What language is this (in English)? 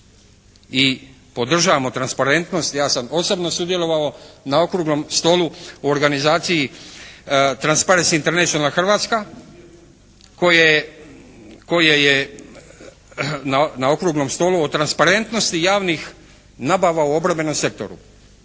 Croatian